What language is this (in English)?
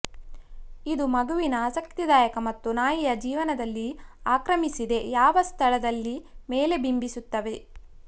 Kannada